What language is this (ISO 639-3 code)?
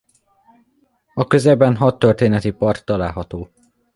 hun